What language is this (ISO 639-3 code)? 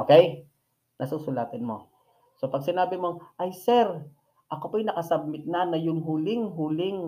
fil